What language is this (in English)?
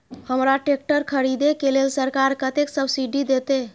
Maithili